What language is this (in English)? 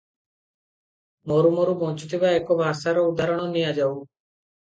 Odia